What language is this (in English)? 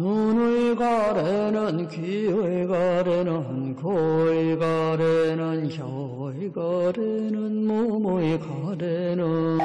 Korean